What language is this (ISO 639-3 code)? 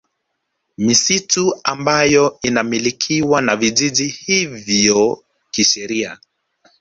swa